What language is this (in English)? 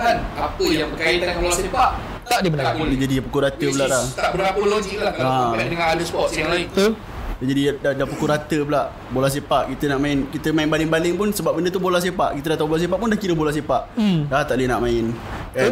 Malay